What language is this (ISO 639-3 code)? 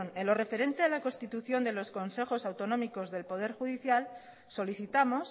spa